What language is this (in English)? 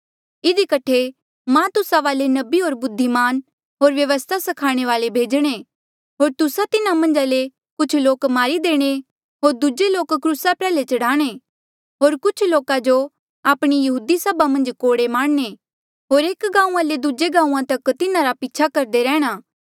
Mandeali